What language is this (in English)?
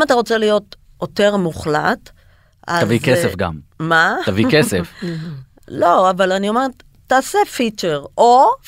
Hebrew